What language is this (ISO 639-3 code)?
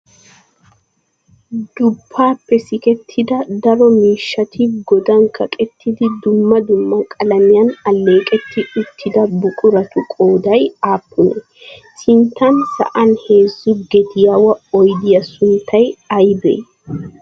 wal